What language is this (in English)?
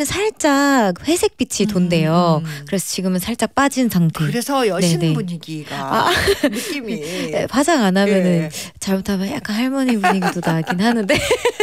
Korean